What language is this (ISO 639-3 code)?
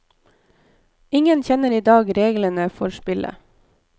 nor